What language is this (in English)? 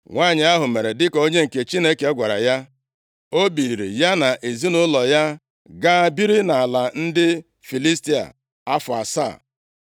Igbo